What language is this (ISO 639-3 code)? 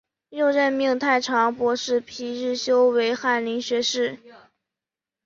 zho